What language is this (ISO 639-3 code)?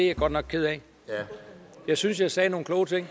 dan